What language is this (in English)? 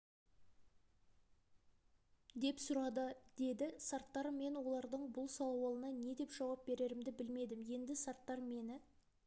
Kazakh